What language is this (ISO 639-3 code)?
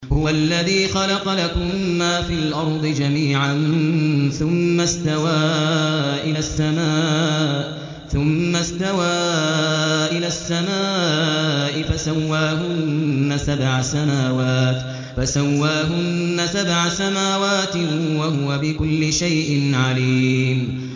ara